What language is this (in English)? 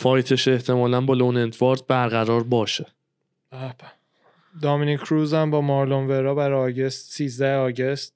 Persian